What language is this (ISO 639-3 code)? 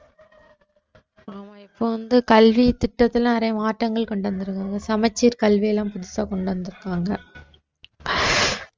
tam